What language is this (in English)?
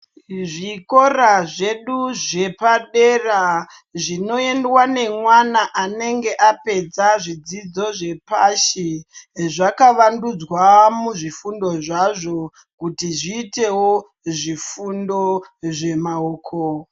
Ndau